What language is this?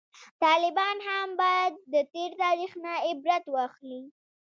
Pashto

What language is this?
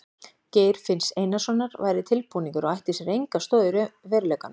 Icelandic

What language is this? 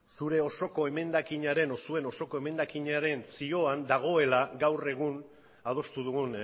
Basque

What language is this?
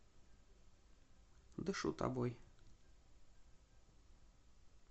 Russian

